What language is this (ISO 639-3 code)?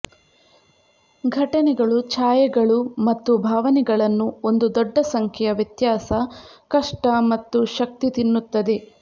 kan